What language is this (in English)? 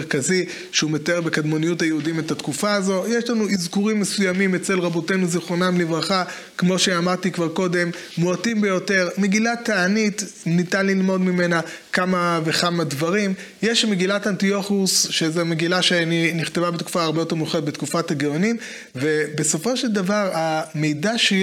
Hebrew